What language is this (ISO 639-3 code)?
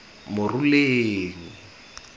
tsn